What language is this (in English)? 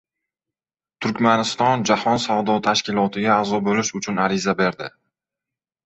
Uzbek